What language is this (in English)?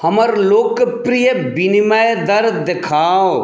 Maithili